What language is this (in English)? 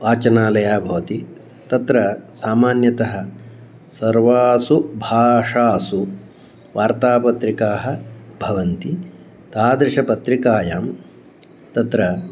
Sanskrit